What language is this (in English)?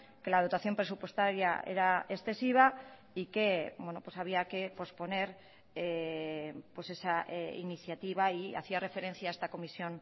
Spanish